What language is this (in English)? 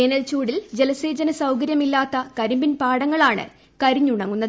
Malayalam